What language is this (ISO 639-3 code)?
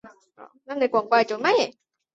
zho